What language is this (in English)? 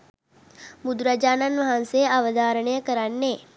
Sinhala